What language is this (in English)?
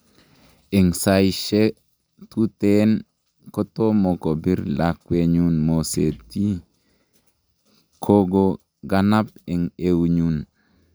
Kalenjin